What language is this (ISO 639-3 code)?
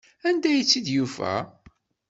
kab